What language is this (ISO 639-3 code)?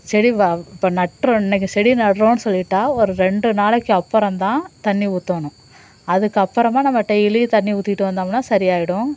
tam